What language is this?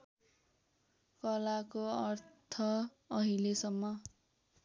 Nepali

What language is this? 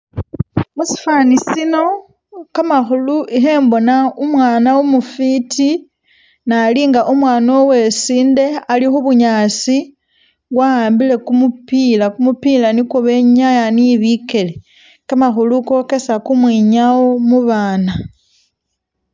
Masaaba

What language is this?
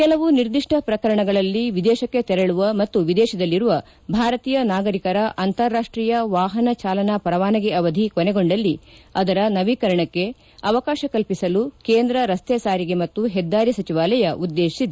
Kannada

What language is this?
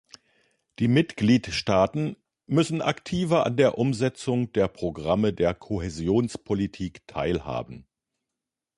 German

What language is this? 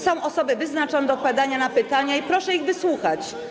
Polish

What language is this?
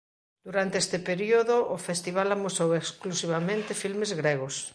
Galician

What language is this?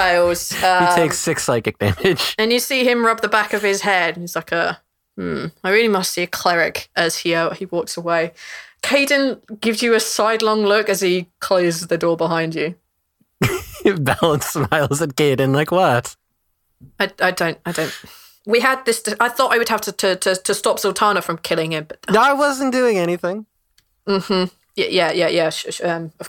English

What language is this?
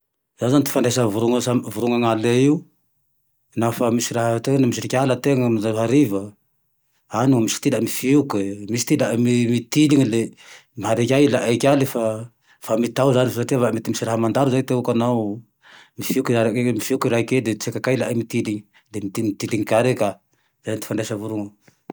Tandroy-Mahafaly Malagasy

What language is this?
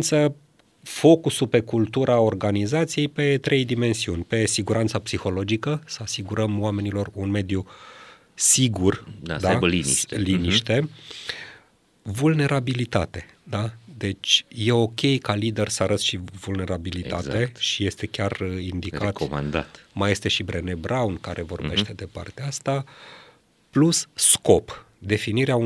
Romanian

